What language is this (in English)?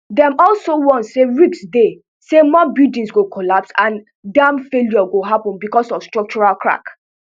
Nigerian Pidgin